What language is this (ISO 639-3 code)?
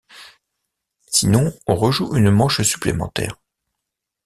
fra